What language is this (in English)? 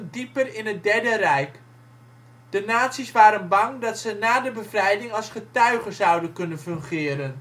Dutch